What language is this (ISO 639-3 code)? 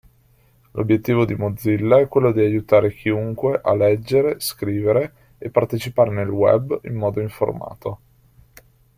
ita